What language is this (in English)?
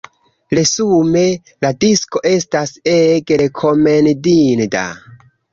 Esperanto